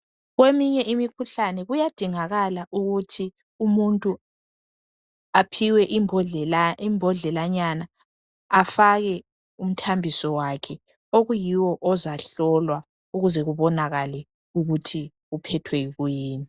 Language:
North Ndebele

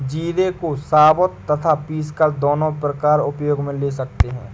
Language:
Hindi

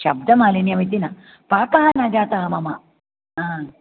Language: Sanskrit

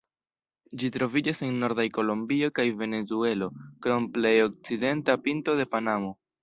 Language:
Esperanto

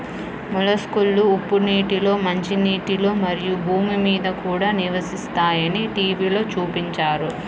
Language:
Telugu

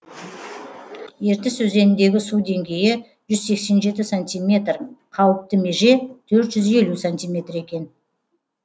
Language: Kazakh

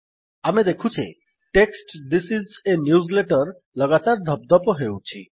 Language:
Odia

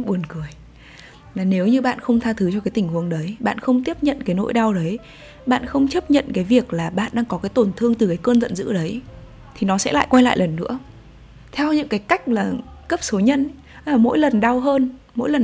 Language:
Vietnamese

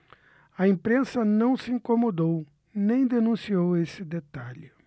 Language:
Portuguese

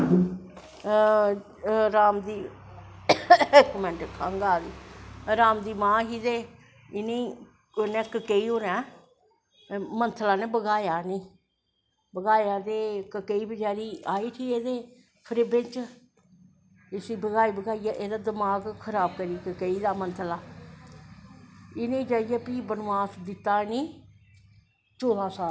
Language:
Dogri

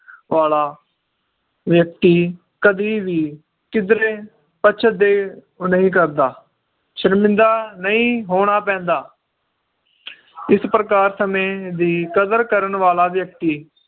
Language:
Punjabi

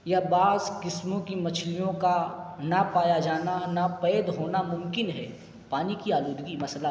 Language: Urdu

